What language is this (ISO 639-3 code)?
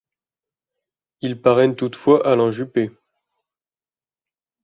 fra